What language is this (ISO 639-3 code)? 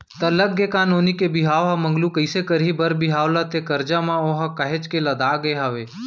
hne